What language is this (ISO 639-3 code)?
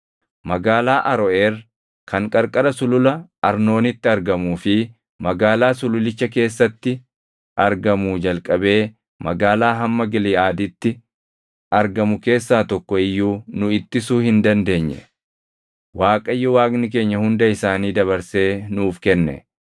orm